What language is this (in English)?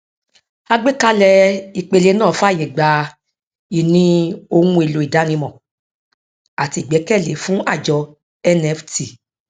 Yoruba